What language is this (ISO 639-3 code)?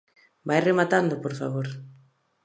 glg